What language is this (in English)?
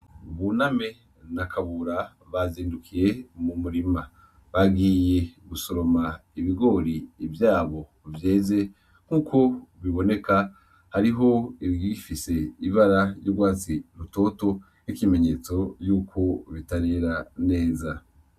Rundi